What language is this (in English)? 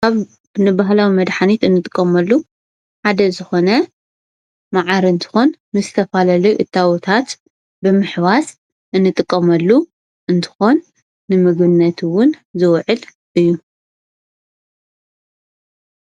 Tigrinya